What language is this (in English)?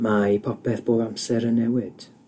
Welsh